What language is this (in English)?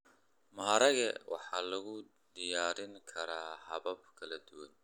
Somali